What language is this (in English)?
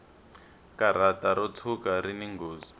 Tsonga